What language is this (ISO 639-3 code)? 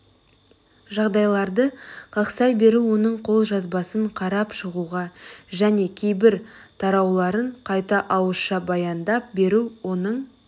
kaz